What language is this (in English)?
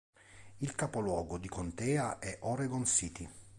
Italian